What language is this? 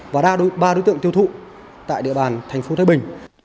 Vietnamese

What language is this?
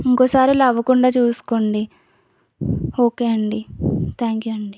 Telugu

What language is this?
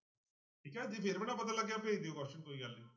Punjabi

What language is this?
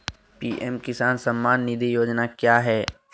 Magahi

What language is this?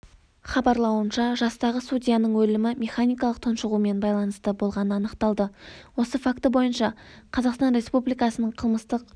Kazakh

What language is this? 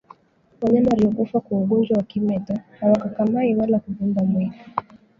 Swahili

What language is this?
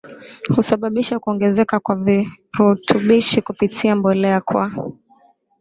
Swahili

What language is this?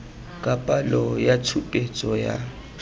Tswana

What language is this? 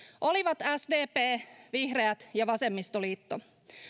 Finnish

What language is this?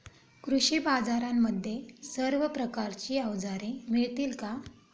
Marathi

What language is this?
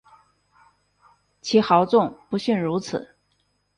Chinese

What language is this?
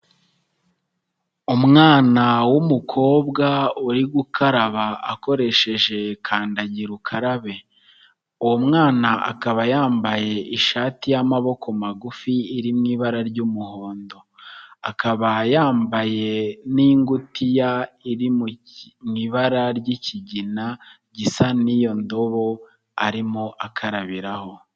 Kinyarwanda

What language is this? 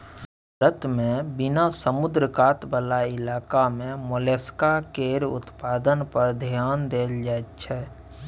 Maithili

